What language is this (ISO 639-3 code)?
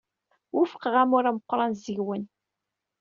kab